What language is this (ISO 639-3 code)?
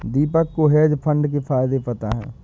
hin